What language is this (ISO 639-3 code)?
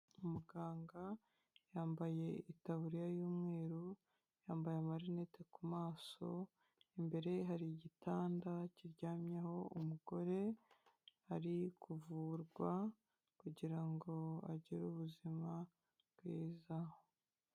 kin